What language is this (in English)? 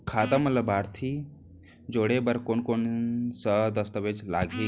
Chhattisgarhi